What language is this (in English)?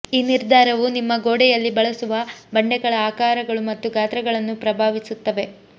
Kannada